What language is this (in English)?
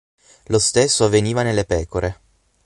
Italian